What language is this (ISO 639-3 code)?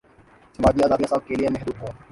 urd